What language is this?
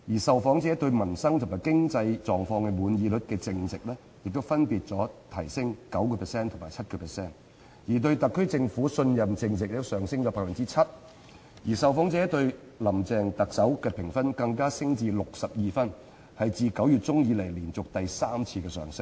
Cantonese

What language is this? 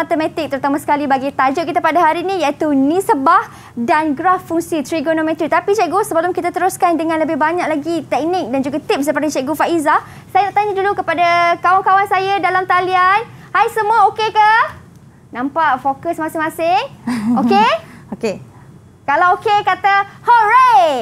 Malay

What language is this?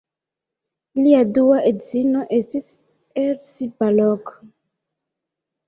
Esperanto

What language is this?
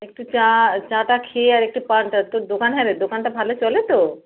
Bangla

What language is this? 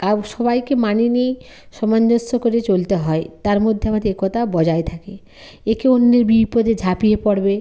Bangla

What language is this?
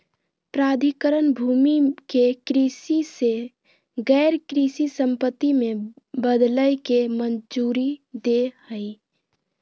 Magahi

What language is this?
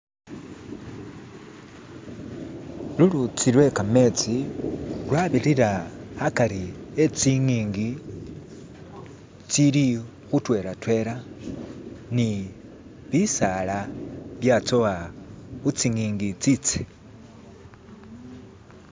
Masaaba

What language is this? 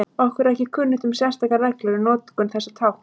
Icelandic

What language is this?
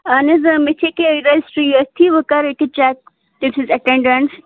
Kashmiri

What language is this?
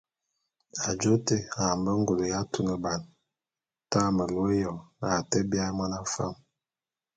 Bulu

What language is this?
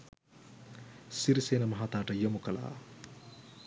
Sinhala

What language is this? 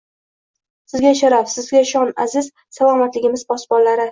Uzbek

